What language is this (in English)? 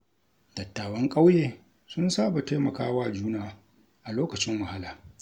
Hausa